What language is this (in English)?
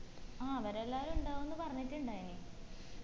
Malayalam